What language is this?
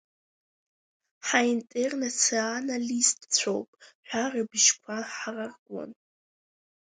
Abkhazian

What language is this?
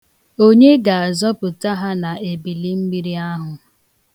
Igbo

